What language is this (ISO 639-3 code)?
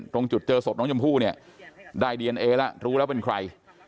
tha